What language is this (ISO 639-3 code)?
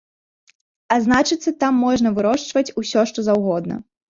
bel